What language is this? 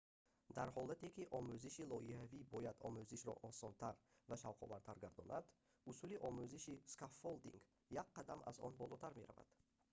Tajik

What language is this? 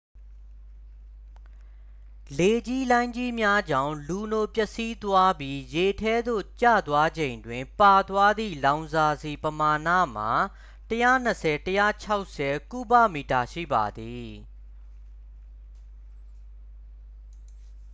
Burmese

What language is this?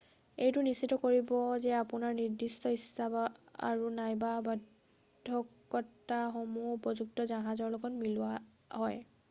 Assamese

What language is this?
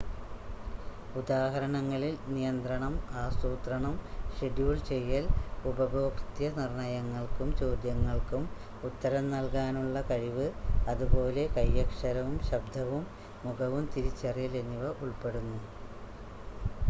Malayalam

